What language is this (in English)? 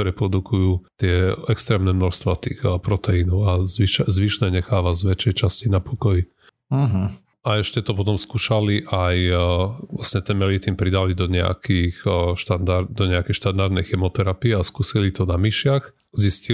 Slovak